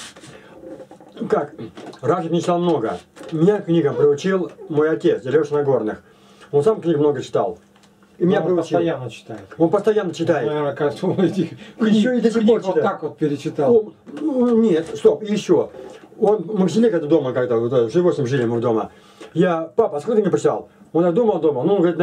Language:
Russian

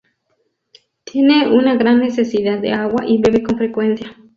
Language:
Spanish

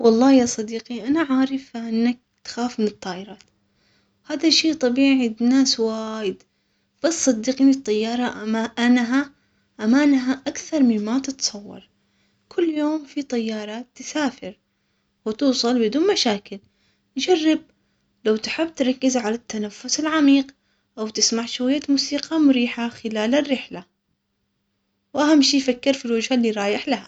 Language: Omani Arabic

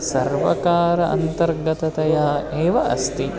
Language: Sanskrit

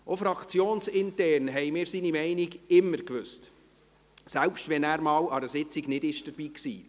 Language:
Swiss German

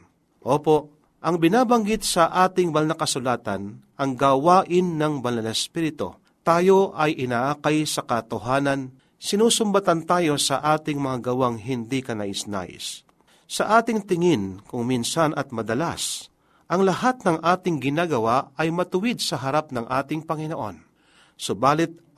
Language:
Filipino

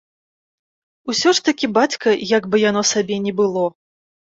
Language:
Belarusian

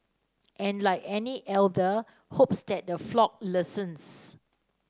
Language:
English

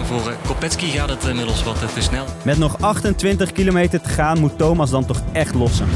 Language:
Dutch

